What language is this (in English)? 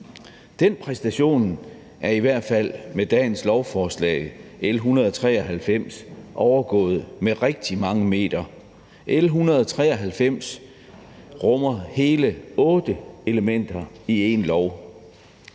Danish